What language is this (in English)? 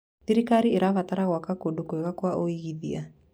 Kikuyu